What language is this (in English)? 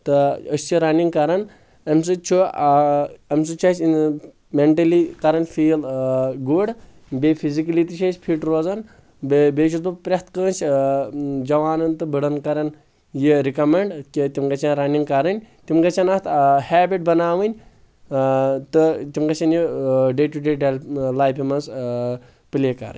Kashmiri